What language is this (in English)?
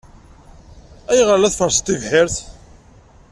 Kabyle